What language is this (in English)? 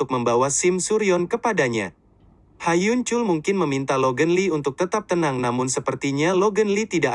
Indonesian